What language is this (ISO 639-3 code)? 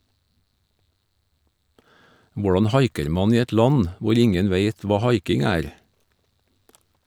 nor